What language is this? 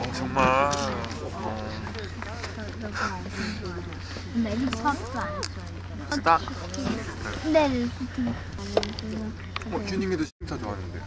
Korean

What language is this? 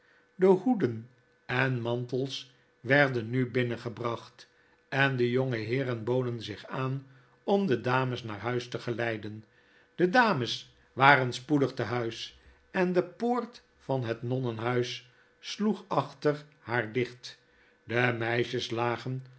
Dutch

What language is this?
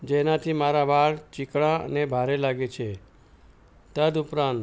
Gujarati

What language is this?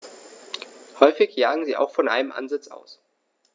German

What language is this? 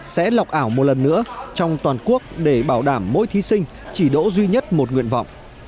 Vietnamese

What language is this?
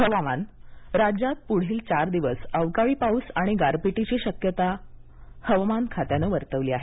Marathi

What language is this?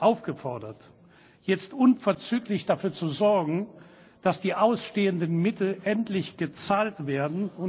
German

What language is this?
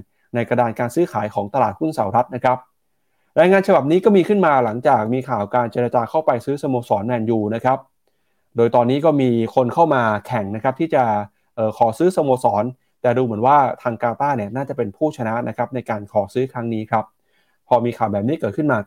Thai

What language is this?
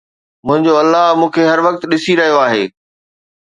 Sindhi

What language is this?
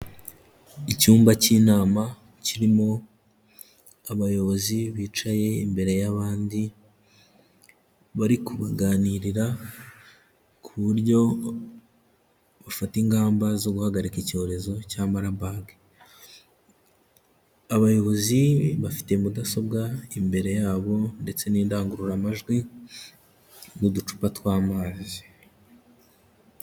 Kinyarwanda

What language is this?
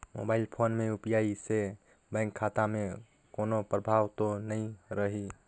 Chhattisgarhi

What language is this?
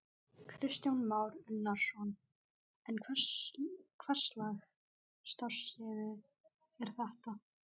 Icelandic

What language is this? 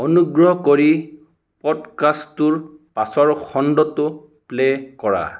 Assamese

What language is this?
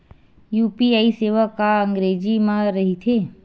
Chhattisgarhi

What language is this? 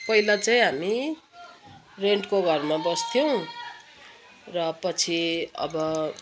Nepali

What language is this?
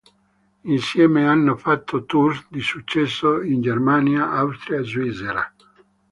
Italian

